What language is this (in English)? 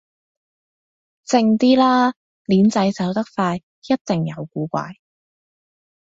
Cantonese